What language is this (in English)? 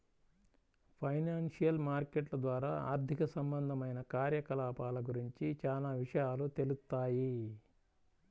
Telugu